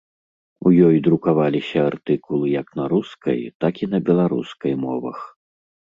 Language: Belarusian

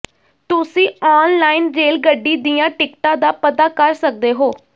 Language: Punjabi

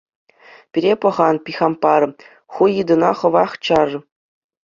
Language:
Chuvash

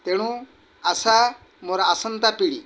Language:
Odia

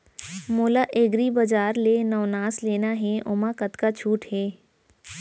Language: Chhattisgarhi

